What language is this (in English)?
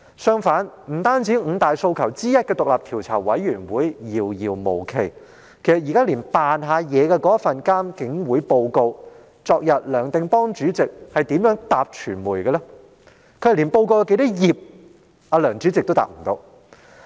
Cantonese